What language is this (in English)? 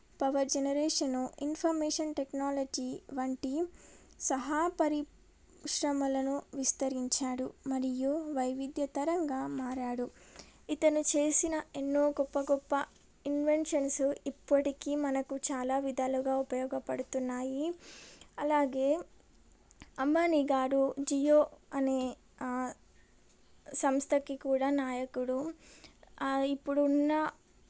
Telugu